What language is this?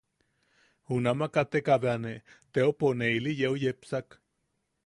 Yaqui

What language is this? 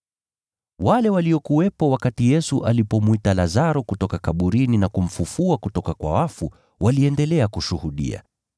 Swahili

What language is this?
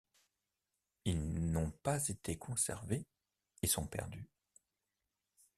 French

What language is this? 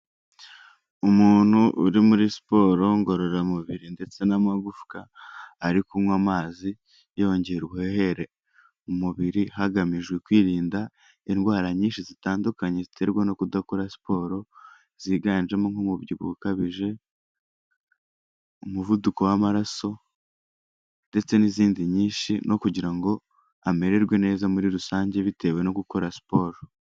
Kinyarwanda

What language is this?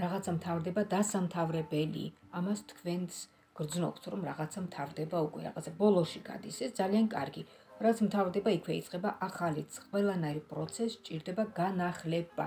Romanian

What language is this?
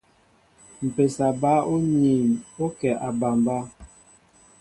Mbo (Cameroon)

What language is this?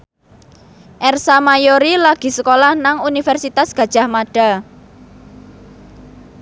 Javanese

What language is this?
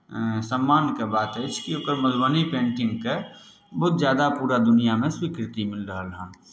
Maithili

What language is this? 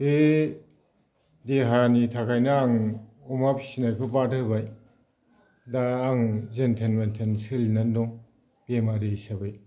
Bodo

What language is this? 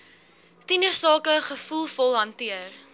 Afrikaans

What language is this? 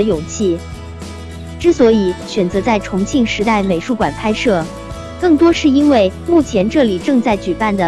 Chinese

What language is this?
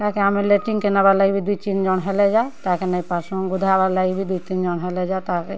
Odia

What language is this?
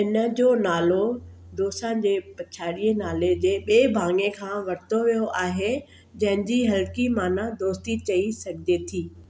Sindhi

